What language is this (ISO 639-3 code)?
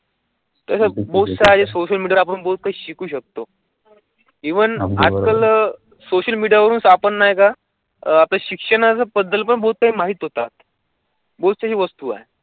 mar